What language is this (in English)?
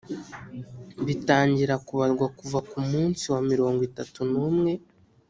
Kinyarwanda